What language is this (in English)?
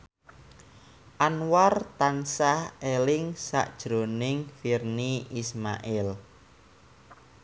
Javanese